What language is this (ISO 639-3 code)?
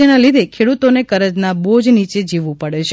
guj